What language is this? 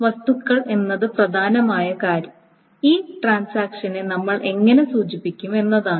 Malayalam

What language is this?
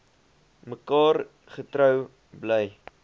Afrikaans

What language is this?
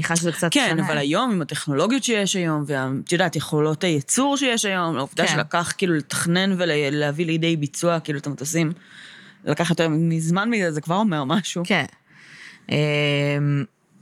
Hebrew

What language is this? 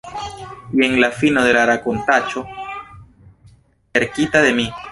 Esperanto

